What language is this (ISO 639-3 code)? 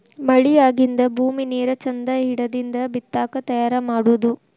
kan